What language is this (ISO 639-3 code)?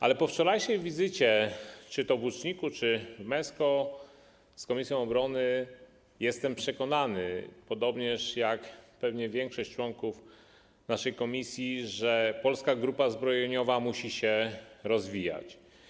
pol